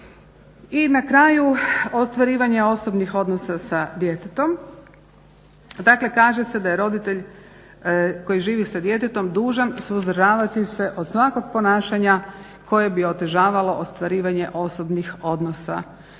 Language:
Croatian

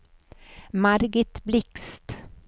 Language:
Swedish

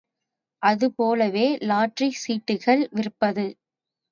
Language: Tamil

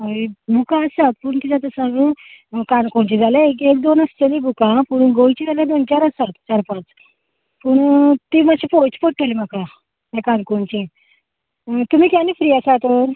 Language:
Konkani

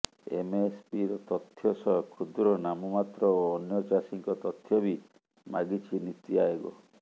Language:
Odia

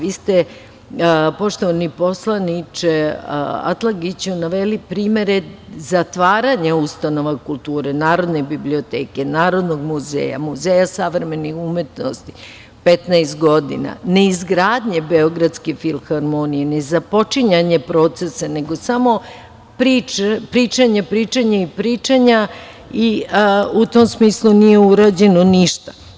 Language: Serbian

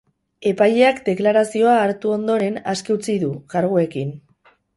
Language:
Basque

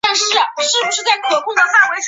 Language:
Chinese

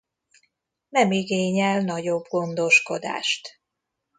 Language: Hungarian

